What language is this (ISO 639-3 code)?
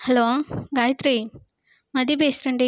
tam